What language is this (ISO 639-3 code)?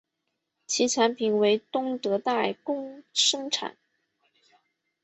zho